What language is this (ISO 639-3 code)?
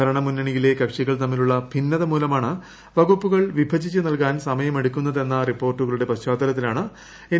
mal